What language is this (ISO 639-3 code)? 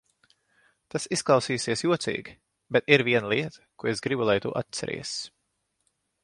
lav